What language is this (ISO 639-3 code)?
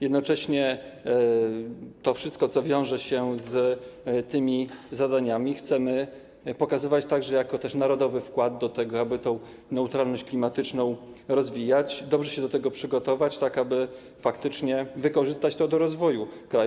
pol